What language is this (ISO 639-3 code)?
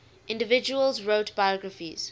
eng